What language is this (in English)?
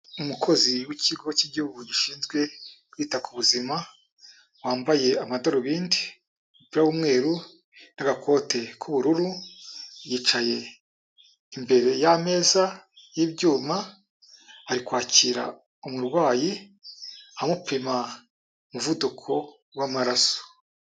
Kinyarwanda